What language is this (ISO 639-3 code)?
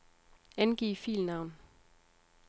dan